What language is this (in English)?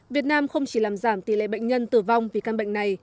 Vietnamese